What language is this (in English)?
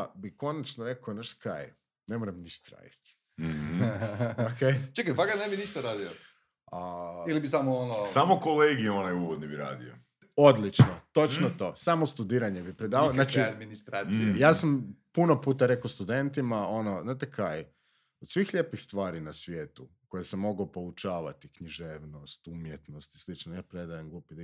Croatian